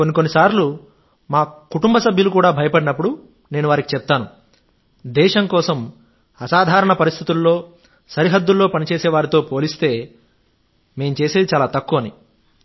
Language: Telugu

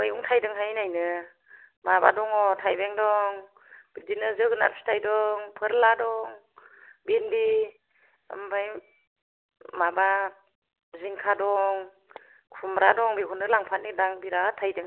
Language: Bodo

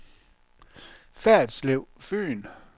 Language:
Danish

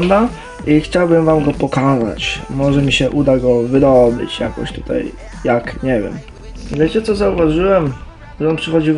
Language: Polish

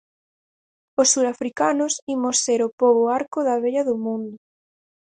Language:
Galician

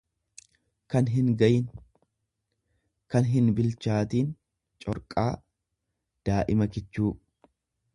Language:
Oromo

